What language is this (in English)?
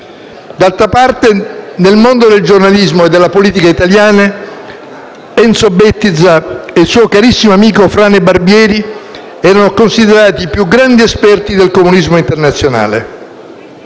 Italian